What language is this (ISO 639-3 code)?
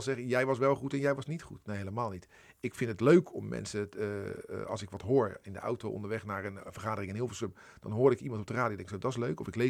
nld